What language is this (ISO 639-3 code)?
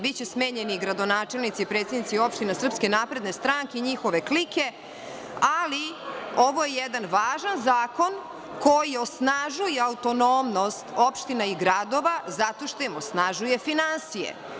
srp